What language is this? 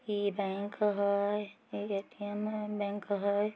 Magahi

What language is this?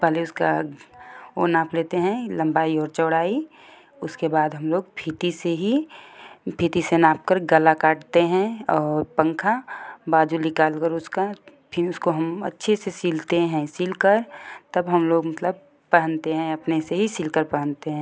Hindi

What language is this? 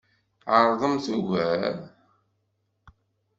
Kabyle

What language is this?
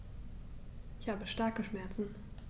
German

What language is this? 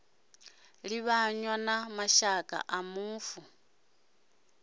Venda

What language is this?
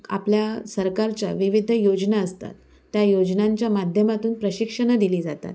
Marathi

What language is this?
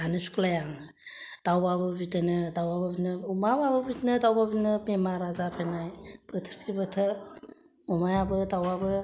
Bodo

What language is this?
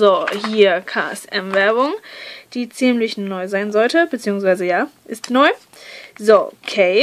German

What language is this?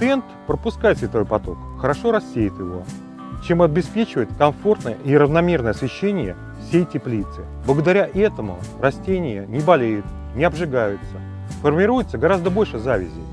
Russian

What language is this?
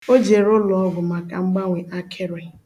Igbo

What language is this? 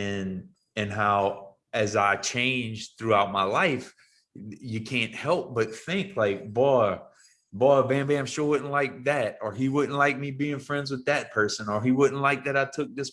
English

